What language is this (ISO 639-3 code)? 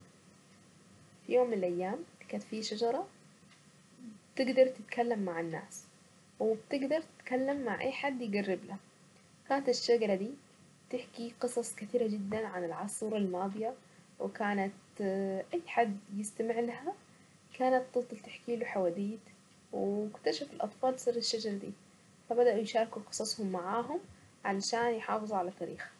aec